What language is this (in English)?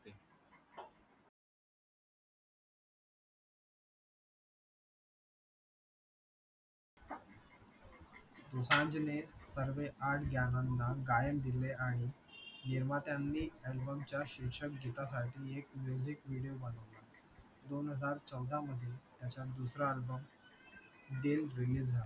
Marathi